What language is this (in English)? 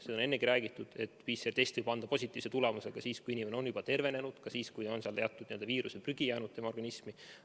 Estonian